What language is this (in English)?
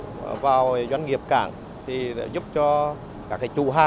Vietnamese